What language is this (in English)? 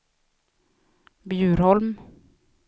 Swedish